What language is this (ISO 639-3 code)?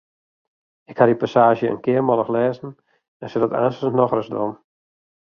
fry